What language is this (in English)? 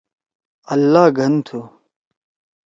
Torwali